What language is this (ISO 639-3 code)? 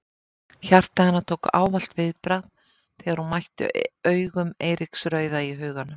isl